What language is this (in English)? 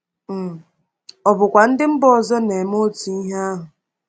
Igbo